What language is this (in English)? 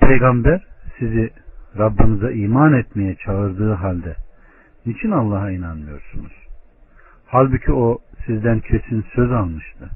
Turkish